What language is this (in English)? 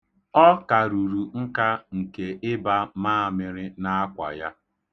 Igbo